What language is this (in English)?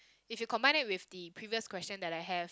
English